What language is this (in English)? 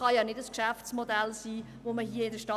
Swiss German